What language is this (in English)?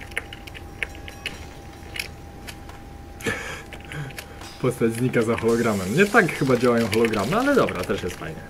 Polish